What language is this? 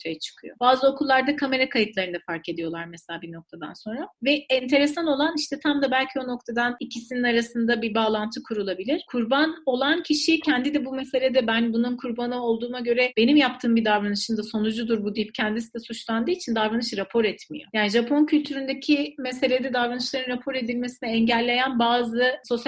Turkish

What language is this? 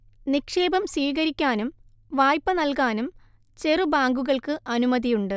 Malayalam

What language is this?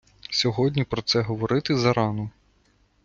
Ukrainian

